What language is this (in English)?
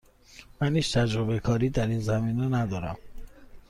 Persian